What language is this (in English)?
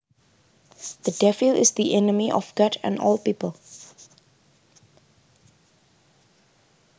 Javanese